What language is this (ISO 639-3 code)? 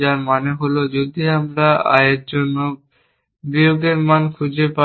ben